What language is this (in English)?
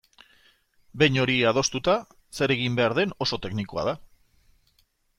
Basque